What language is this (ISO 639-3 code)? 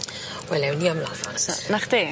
cym